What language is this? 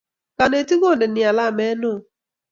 Kalenjin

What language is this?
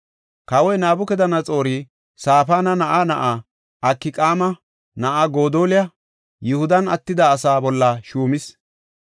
Gofa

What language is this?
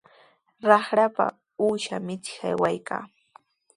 Sihuas Ancash Quechua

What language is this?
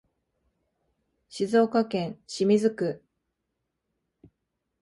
Japanese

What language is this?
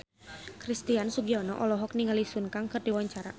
Sundanese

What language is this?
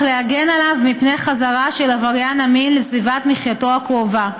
Hebrew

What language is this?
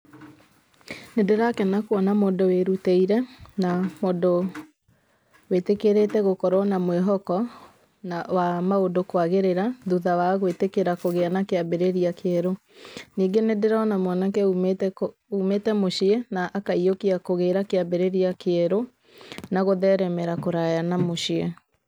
Kikuyu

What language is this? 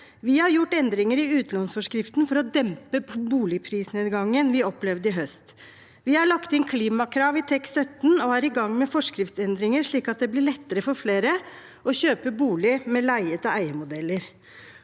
Norwegian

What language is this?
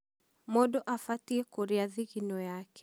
Kikuyu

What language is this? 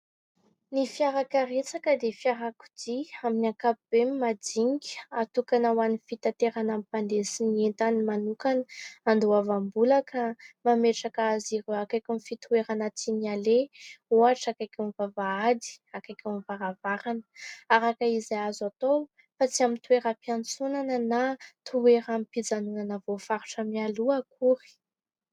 Malagasy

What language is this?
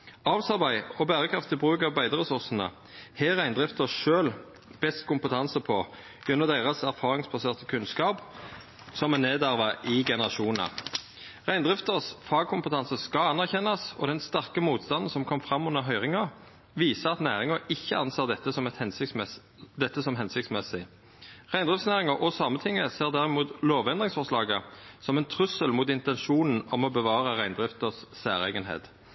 Norwegian Nynorsk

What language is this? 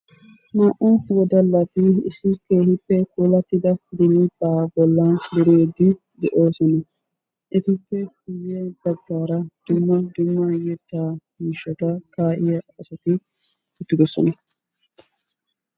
Wolaytta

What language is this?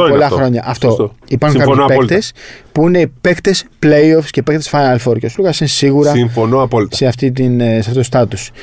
Greek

